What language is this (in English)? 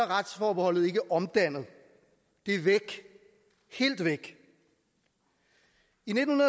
Danish